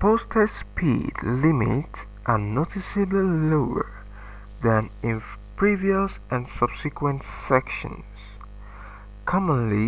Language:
English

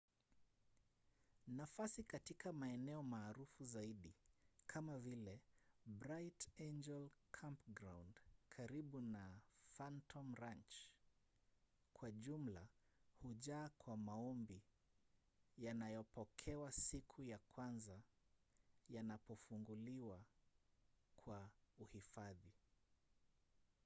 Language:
Swahili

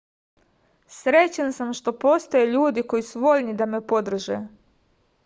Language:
Serbian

